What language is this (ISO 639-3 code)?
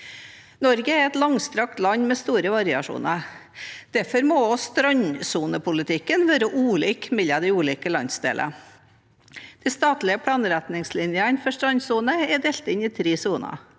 nor